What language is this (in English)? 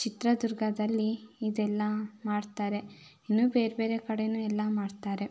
Kannada